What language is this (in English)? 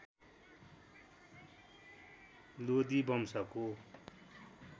Nepali